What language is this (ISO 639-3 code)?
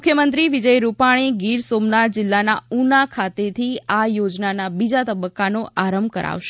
guj